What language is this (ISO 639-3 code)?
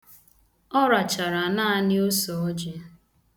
ibo